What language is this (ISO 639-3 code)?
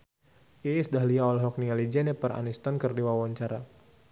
sun